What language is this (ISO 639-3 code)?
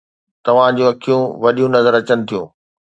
snd